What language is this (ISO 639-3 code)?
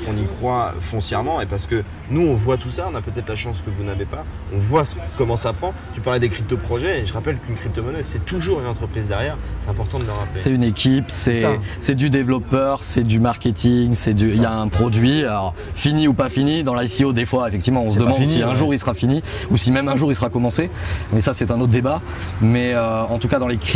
fra